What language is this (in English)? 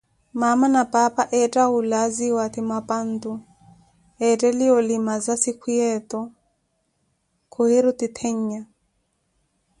Koti